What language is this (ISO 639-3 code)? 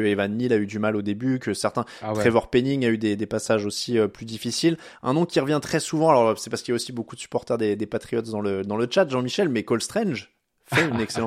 fra